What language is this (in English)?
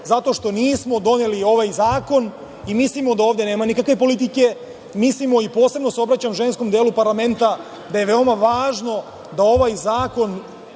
Serbian